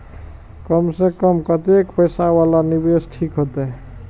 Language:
Maithili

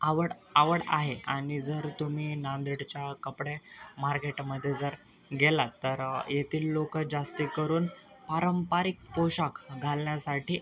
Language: Marathi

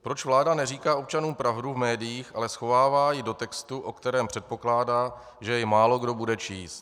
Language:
Czech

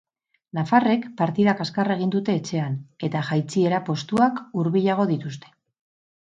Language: Basque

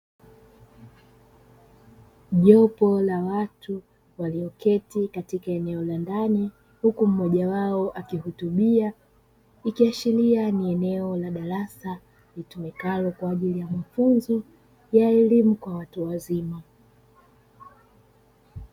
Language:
Swahili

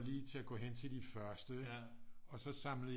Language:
Danish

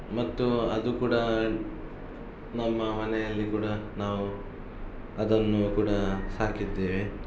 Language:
Kannada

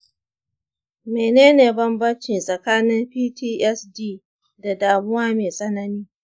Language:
Hausa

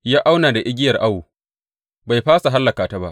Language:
Hausa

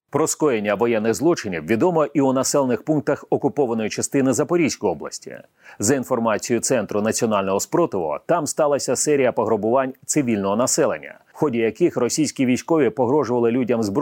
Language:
Ukrainian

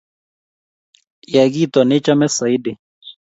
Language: Kalenjin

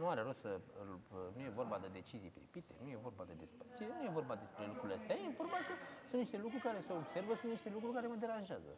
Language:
Romanian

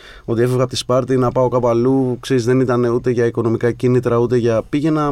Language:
Greek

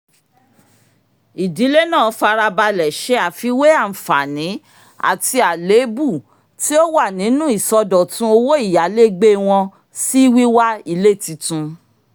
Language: Yoruba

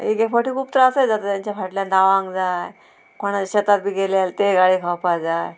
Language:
Konkani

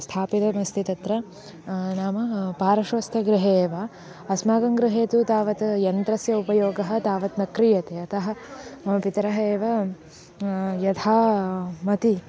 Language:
Sanskrit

